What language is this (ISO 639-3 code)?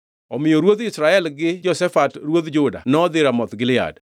luo